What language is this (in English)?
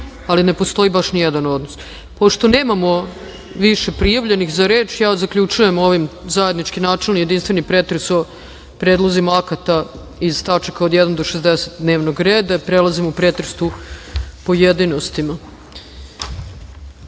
Serbian